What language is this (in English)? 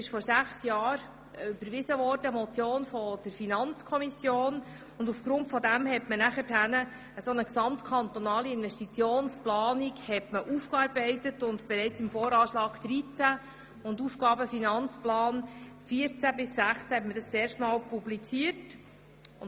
Swiss German